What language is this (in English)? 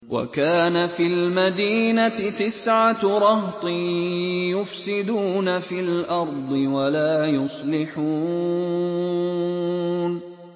Arabic